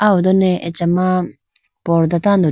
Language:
Idu-Mishmi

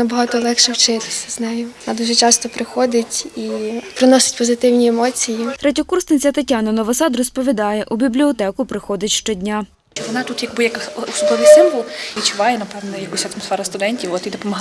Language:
Ukrainian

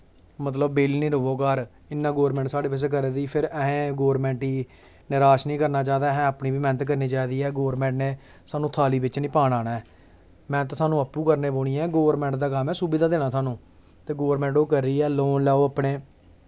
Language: Dogri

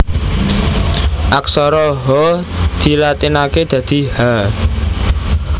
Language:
Javanese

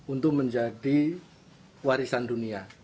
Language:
Indonesian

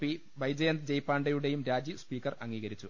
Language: Malayalam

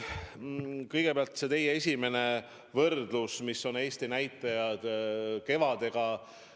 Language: Estonian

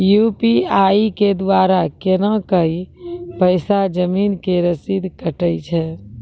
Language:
Maithili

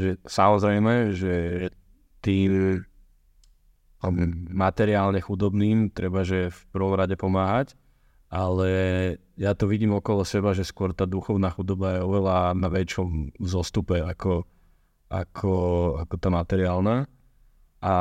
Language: Slovak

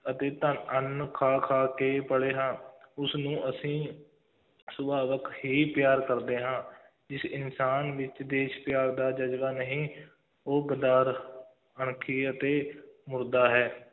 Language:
Punjabi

